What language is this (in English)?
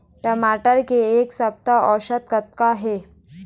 Chhattisgarhi